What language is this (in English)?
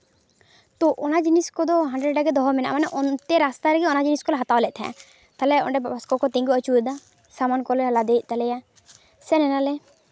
Santali